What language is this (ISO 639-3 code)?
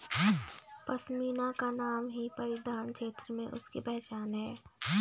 hin